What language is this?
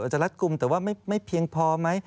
Thai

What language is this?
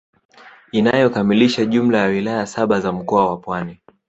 Swahili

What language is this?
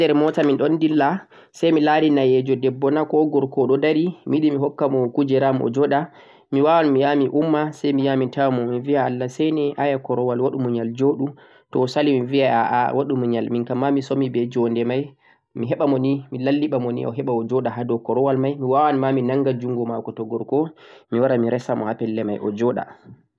Central-Eastern Niger Fulfulde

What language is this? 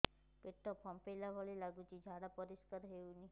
Odia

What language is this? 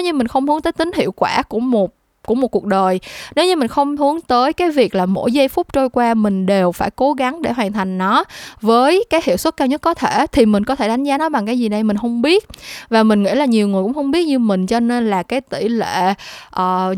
Vietnamese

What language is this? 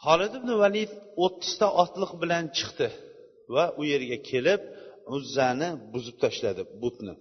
Bulgarian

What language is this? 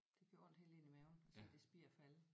Danish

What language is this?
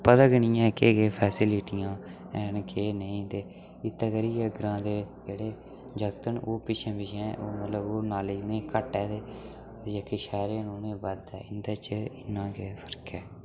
Dogri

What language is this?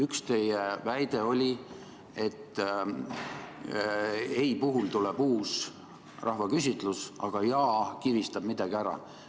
Estonian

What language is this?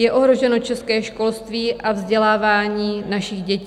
Czech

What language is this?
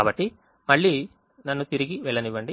Telugu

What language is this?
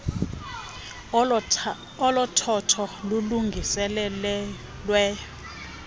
Xhosa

